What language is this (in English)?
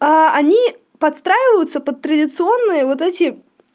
Russian